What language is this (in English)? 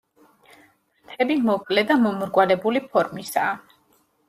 Georgian